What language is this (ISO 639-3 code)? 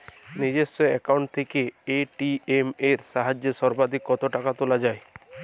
ben